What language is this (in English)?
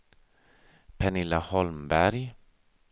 Swedish